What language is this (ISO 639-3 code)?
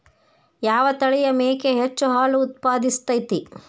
kan